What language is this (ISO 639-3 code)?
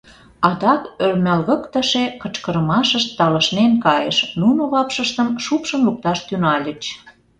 chm